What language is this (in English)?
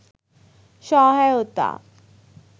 Bangla